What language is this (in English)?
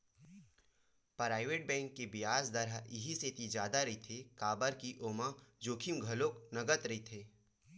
Chhattisgarhi